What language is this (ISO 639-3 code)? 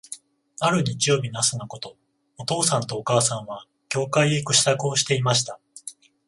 jpn